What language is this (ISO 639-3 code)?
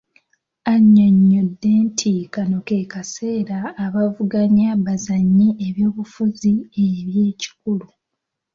lug